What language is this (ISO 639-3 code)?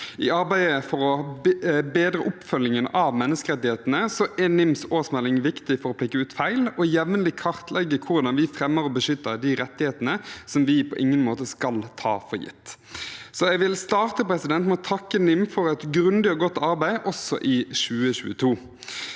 nor